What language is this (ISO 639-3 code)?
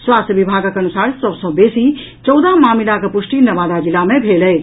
mai